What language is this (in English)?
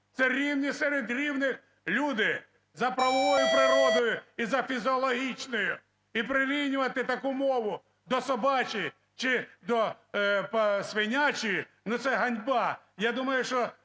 Ukrainian